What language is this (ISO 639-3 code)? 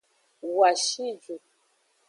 ajg